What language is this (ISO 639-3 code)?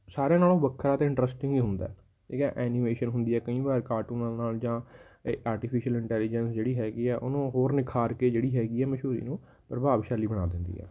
pan